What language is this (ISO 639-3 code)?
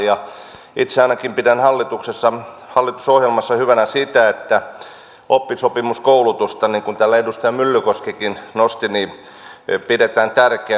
fin